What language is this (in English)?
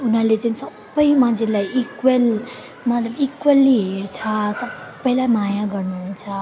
Nepali